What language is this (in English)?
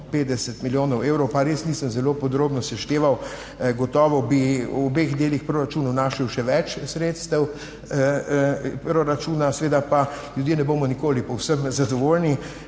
Slovenian